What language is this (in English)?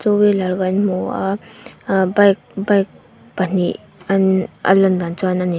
Mizo